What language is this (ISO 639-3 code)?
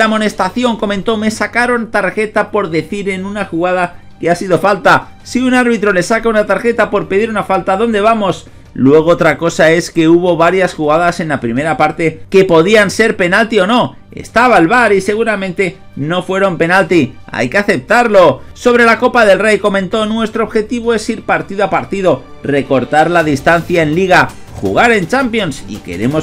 spa